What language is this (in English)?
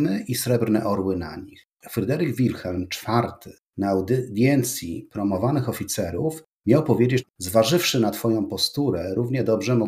Polish